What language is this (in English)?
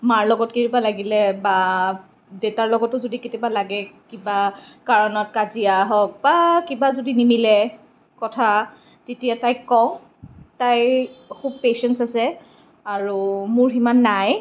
Assamese